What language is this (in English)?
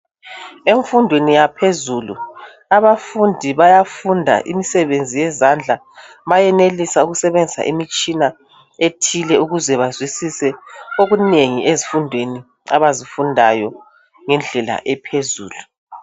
North Ndebele